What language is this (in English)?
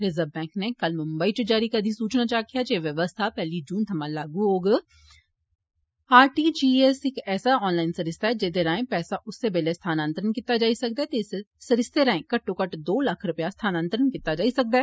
Dogri